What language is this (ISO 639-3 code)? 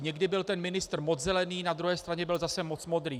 ces